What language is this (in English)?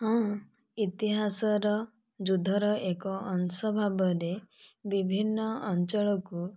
Odia